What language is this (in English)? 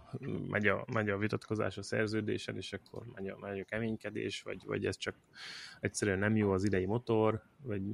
Hungarian